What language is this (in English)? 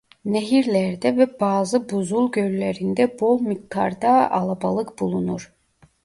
Turkish